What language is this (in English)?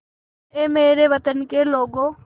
Hindi